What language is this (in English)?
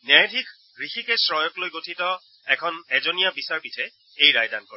Assamese